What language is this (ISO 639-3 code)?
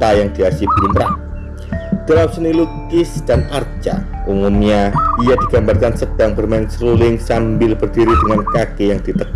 ind